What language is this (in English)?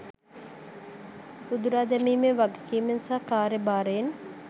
Sinhala